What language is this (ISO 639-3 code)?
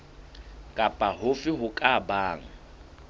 sot